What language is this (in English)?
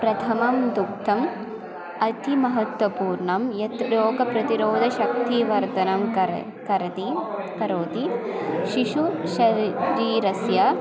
Sanskrit